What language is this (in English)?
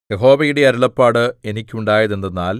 Malayalam